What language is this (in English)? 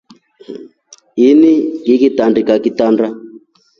Rombo